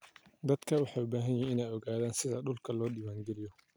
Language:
Somali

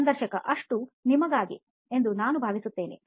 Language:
Kannada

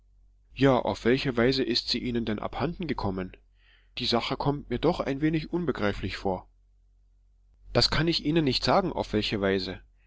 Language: German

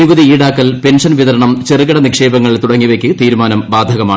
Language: Malayalam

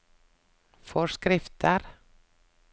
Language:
Norwegian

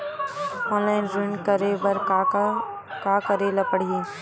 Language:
Chhattisgarhi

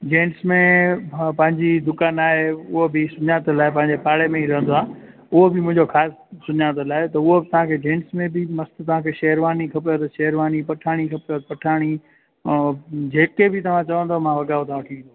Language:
Sindhi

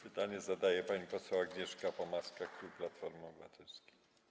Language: Polish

